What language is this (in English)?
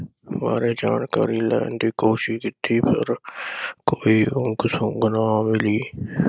Punjabi